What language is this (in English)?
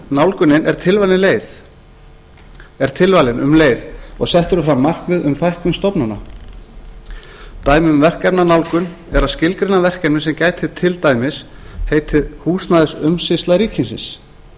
Icelandic